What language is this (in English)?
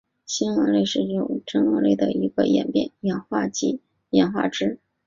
Chinese